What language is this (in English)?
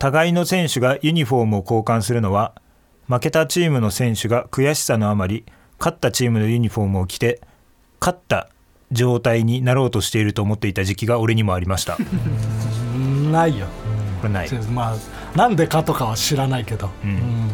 Japanese